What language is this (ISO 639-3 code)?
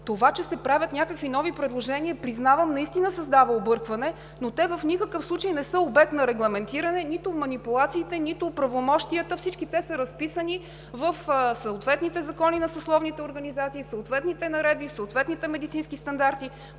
bul